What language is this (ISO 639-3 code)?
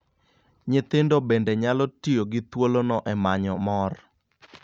luo